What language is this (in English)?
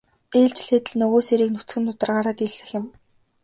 Mongolian